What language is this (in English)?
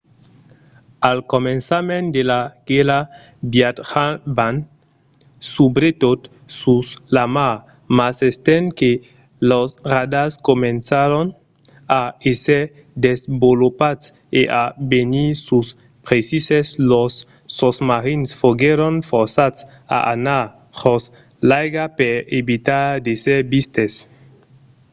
Occitan